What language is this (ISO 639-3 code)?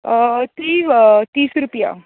kok